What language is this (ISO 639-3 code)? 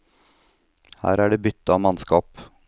nor